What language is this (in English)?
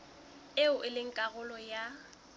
Southern Sotho